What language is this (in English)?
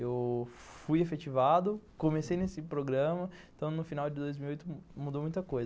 Portuguese